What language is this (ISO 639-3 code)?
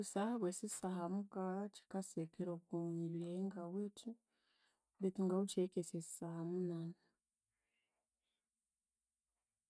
koo